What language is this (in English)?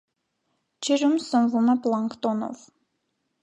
Armenian